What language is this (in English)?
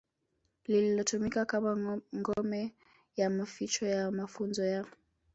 Swahili